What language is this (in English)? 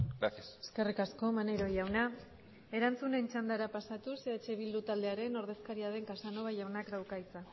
Basque